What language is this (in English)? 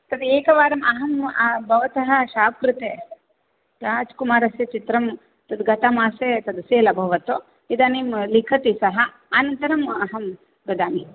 Sanskrit